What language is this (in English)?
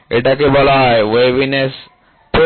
Bangla